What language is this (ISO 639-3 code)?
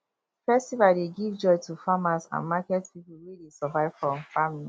pcm